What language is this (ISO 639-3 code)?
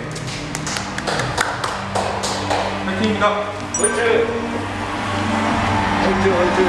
kor